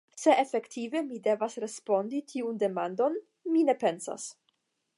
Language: Esperanto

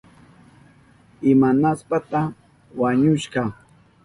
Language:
Southern Pastaza Quechua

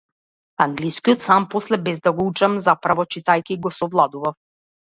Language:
Macedonian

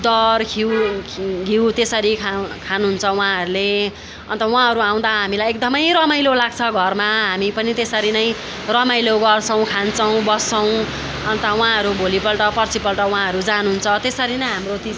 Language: Nepali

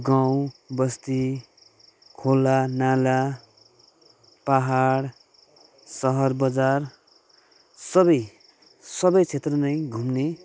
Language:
Nepali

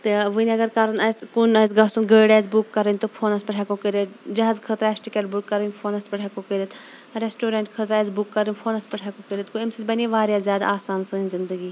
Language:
Kashmiri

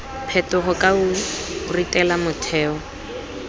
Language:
Tswana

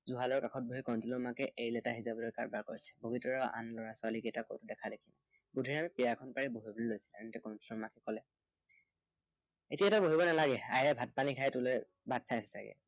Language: Assamese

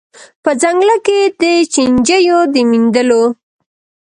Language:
Pashto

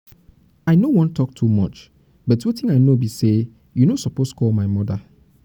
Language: Nigerian Pidgin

